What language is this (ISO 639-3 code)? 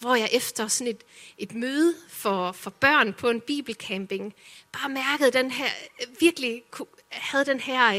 dan